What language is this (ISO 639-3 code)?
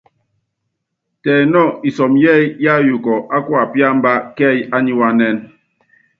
yav